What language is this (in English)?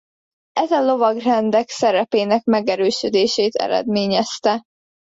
Hungarian